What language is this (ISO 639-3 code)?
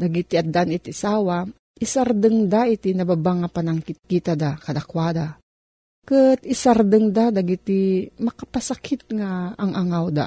fil